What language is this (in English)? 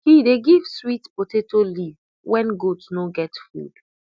Nigerian Pidgin